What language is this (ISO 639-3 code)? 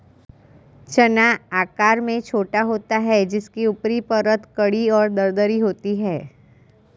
hin